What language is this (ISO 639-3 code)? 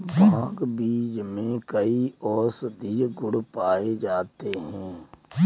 hin